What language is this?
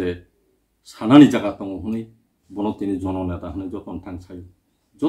Indonesian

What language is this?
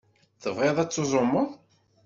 Kabyle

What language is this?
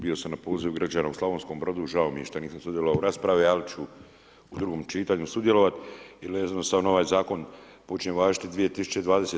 Croatian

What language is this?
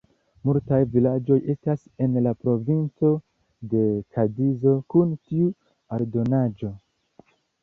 Esperanto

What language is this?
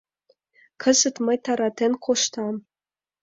Mari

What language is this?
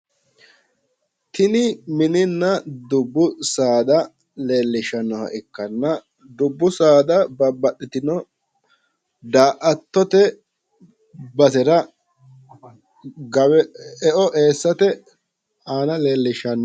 Sidamo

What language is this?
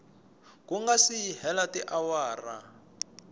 Tsonga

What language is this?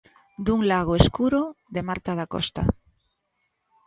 Galician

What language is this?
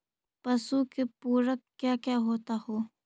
Magahi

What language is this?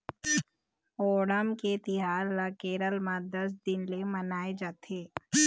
Chhattisgarhi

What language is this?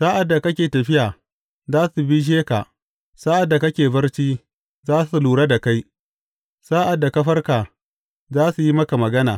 Hausa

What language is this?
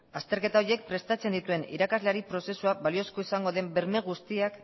Basque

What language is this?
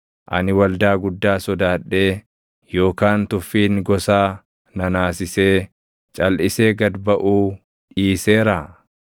Oromo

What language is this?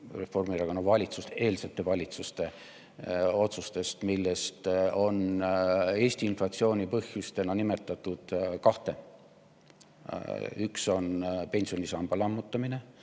Estonian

